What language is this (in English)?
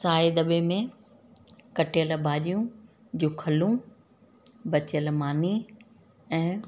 Sindhi